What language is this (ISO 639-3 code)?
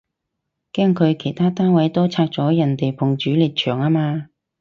yue